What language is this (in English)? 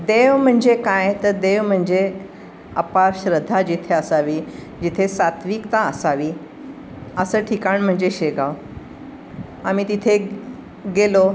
Marathi